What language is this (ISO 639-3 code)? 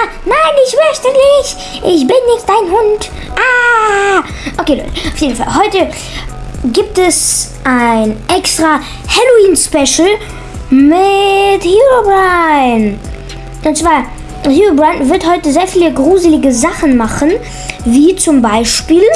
deu